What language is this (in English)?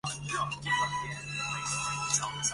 Chinese